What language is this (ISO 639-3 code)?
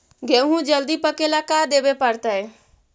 mag